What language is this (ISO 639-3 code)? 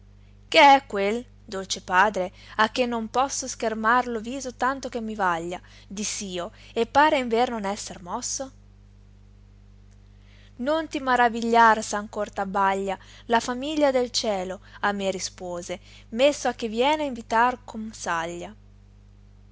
ita